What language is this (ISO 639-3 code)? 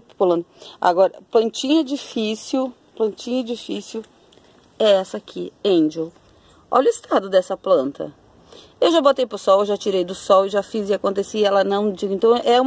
por